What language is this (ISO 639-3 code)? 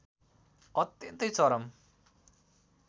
nep